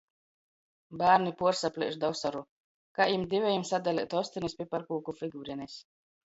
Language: Latgalian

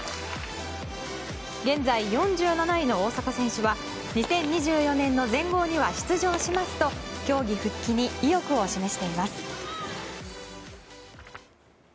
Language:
Japanese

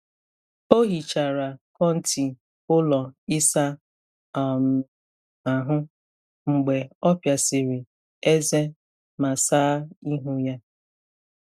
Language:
Igbo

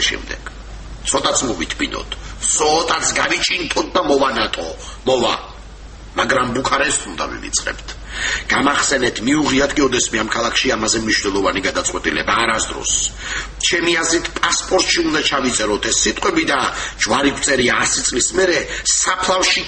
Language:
Romanian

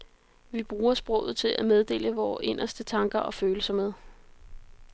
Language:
Danish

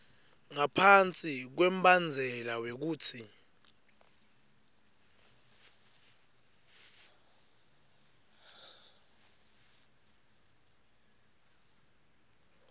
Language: Swati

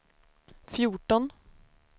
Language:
Swedish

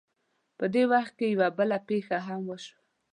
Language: Pashto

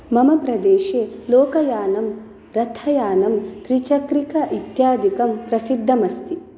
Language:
Sanskrit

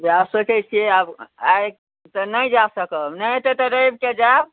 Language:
Maithili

